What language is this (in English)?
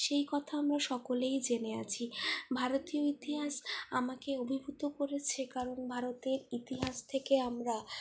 Bangla